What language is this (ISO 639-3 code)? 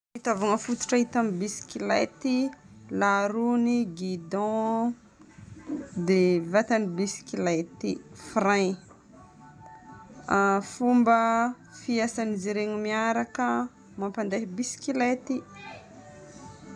bmm